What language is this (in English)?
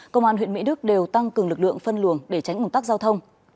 Vietnamese